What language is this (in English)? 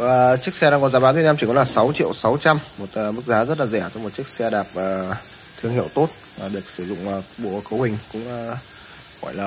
Vietnamese